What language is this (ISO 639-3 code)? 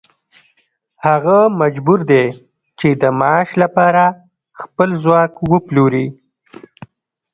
pus